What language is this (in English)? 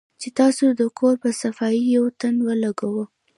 Pashto